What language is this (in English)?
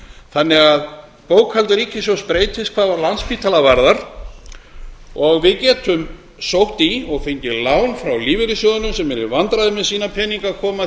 Icelandic